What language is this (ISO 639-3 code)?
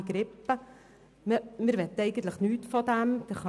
gsw